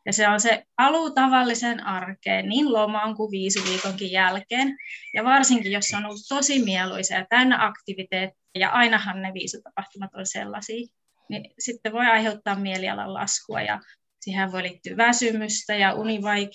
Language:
Finnish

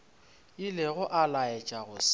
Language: Northern Sotho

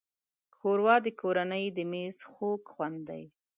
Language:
Pashto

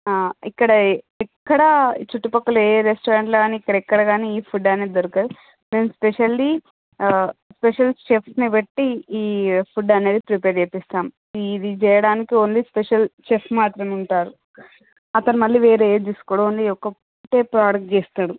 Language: Telugu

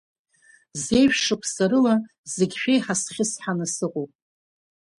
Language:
Abkhazian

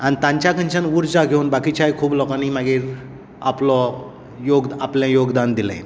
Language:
Konkani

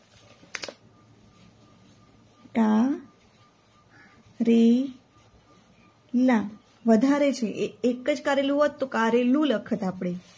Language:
Gujarati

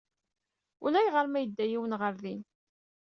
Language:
Kabyle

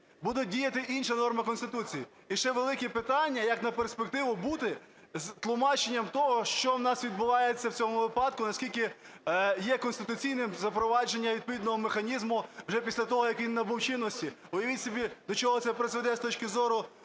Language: Ukrainian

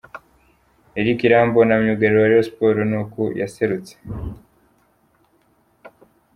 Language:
Kinyarwanda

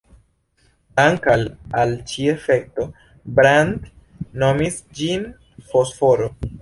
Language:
Esperanto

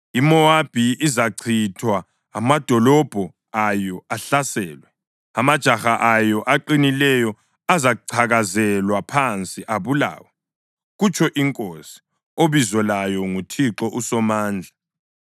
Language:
North Ndebele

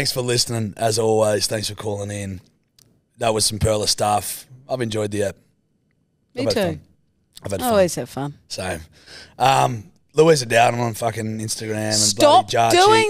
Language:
English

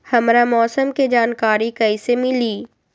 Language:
Magahi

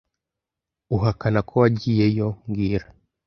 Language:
Kinyarwanda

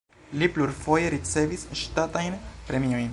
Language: Esperanto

